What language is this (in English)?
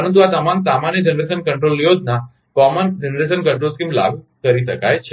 Gujarati